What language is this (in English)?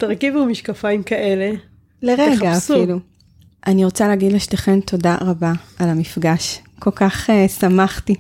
Hebrew